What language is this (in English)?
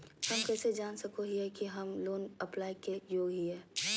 Magahi